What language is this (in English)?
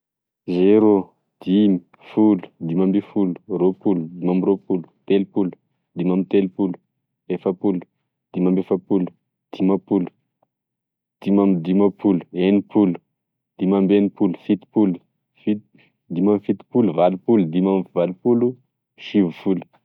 Tesaka Malagasy